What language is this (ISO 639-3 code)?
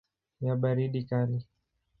swa